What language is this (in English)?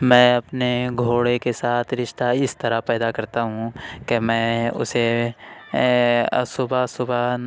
Urdu